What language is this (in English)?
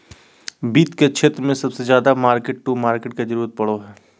Magahi